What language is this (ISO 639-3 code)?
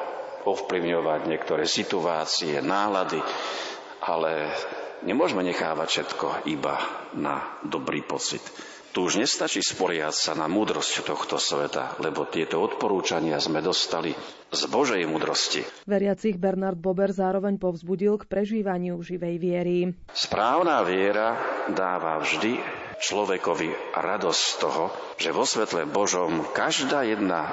slk